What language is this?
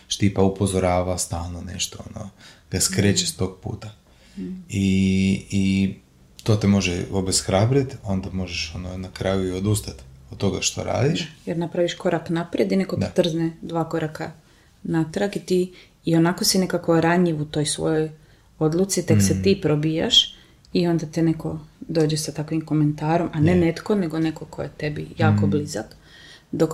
Croatian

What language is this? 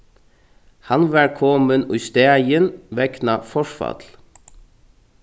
Faroese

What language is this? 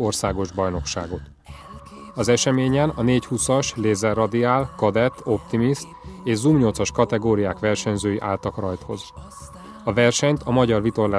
Hungarian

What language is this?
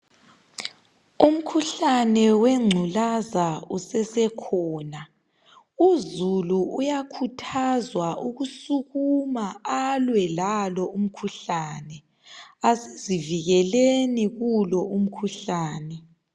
North Ndebele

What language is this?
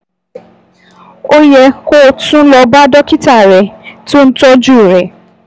Yoruba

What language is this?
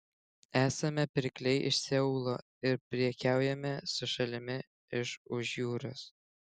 Lithuanian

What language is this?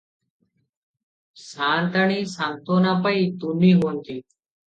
Odia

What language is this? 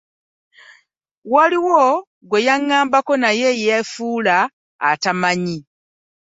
Ganda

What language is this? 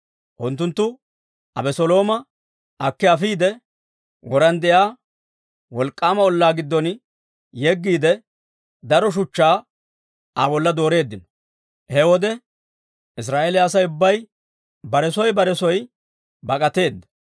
Dawro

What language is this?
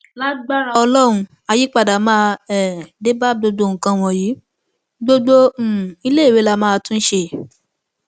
Yoruba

